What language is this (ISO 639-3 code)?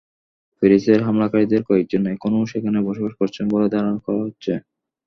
ben